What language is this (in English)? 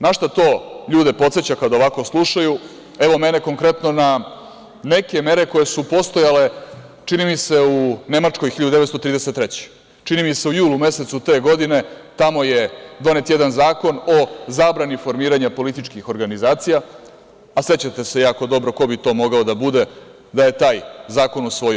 Serbian